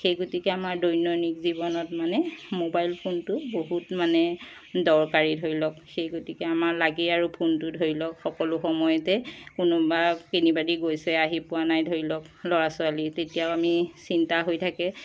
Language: Assamese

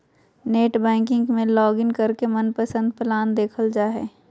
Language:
Magahi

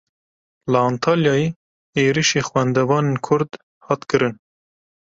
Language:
Kurdish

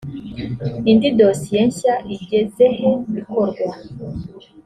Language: Kinyarwanda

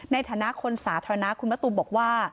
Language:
Thai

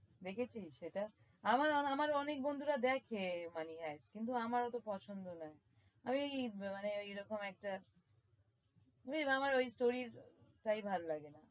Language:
Bangla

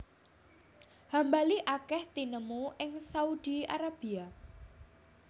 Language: Javanese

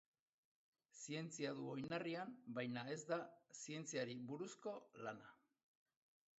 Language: Basque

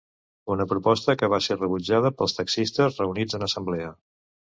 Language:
Catalan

